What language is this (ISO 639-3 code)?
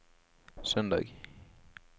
nor